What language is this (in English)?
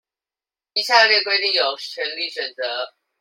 Chinese